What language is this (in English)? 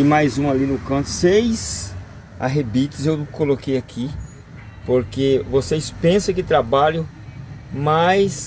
Portuguese